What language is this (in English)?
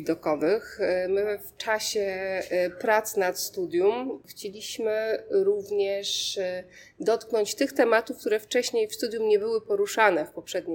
Polish